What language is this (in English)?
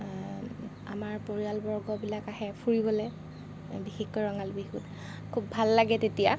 Assamese